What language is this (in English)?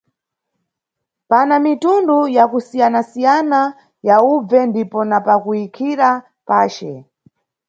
Nyungwe